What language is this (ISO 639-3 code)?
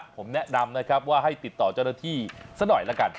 tha